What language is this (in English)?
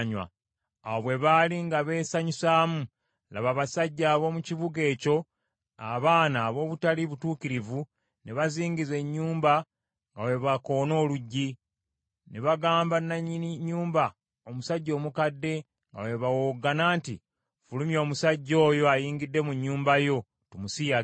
Ganda